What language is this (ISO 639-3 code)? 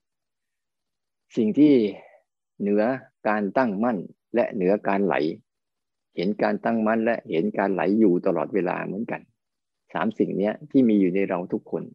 tha